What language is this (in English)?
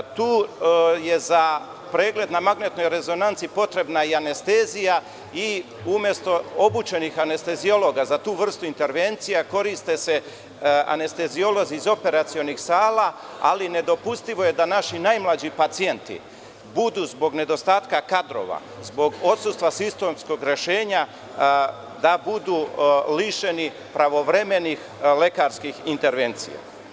Serbian